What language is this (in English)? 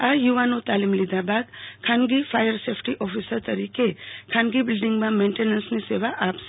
Gujarati